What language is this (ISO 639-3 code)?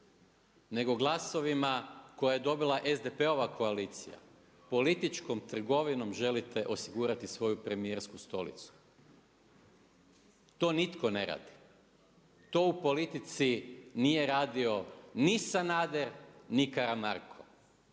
hrv